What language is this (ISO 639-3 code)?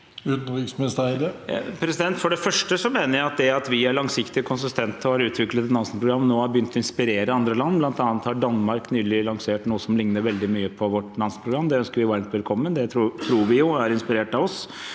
nor